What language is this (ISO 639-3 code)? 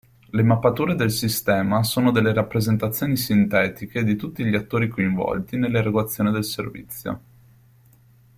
ita